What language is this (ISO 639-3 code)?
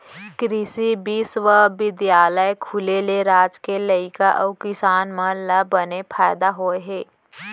hne